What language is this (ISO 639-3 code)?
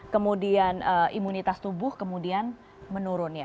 ind